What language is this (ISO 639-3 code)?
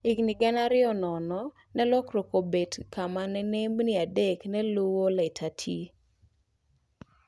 luo